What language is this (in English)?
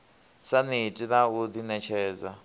Venda